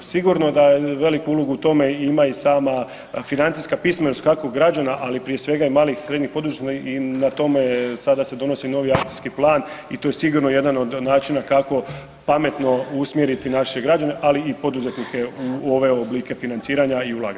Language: Croatian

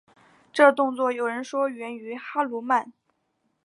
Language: Chinese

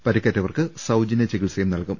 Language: Malayalam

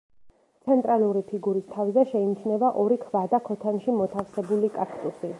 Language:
Georgian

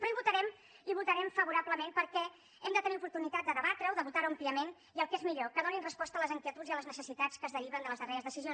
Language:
Catalan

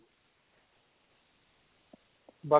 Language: Punjabi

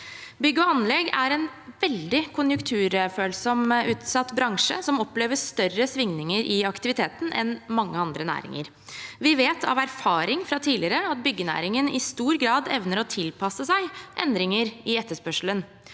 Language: Norwegian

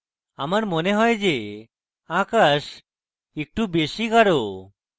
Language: Bangla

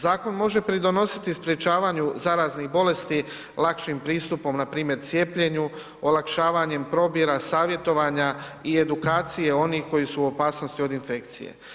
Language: Croatian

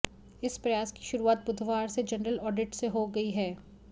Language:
Hindi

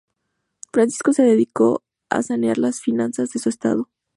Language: Spanish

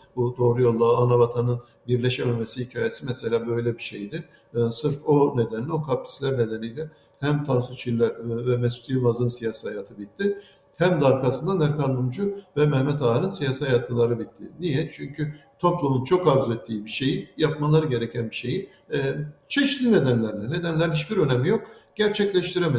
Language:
Turkish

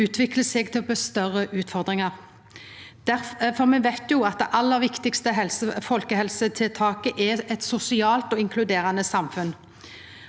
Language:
Norwegian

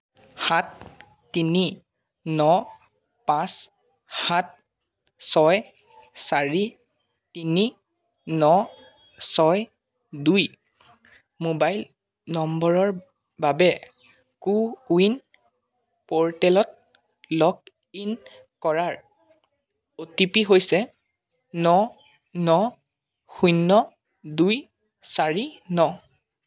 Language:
Assamese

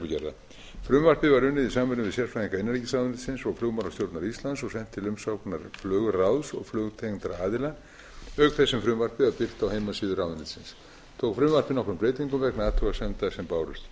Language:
Icelandic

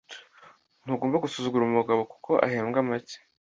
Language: Kinyarwanda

